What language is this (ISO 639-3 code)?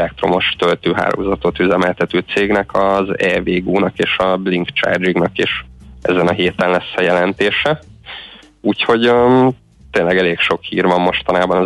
hun